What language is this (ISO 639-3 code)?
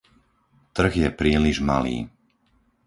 slk